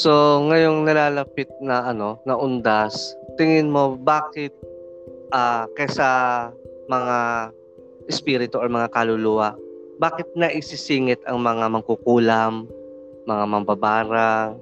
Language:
Filipino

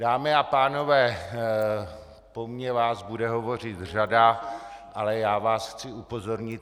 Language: Czech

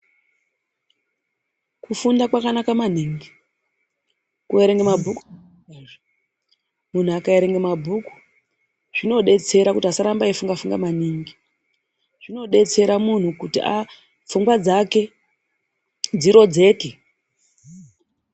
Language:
Ndau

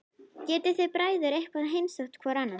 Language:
Icelandic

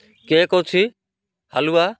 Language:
Odia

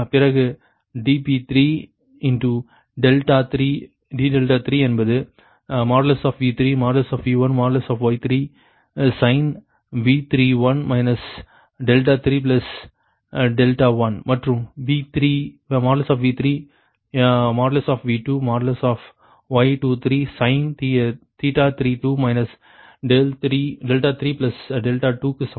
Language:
Tamil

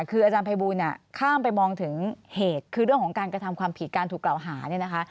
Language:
Thai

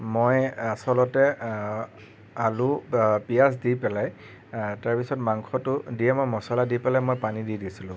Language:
Assamese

